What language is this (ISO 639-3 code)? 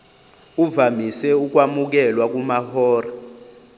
zul